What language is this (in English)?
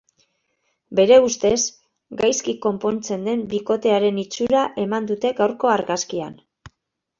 Basque